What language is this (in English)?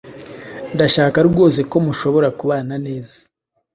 Kinyarwanda